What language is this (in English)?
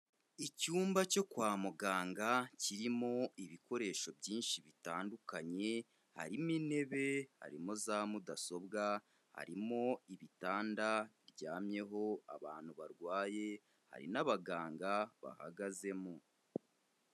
Kinyarwanda